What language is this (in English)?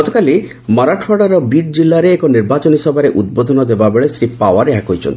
Odia